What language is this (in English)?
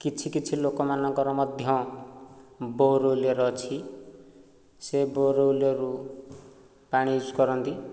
Odia